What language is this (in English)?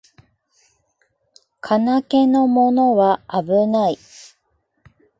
Japanese